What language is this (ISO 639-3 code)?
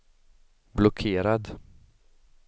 swe